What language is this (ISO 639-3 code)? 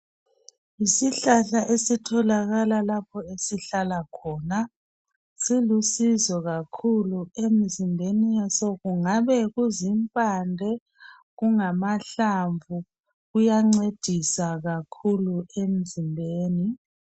nde